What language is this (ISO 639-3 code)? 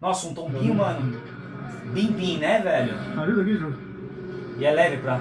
por